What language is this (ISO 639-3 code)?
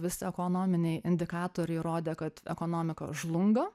lit